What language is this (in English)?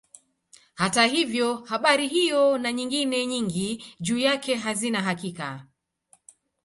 Swahili